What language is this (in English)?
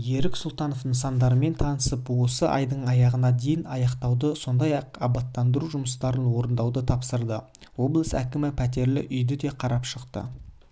Kazakh